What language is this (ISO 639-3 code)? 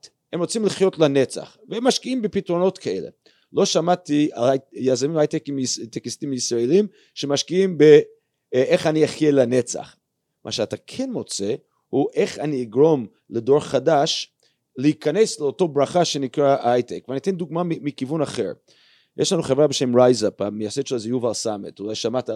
heb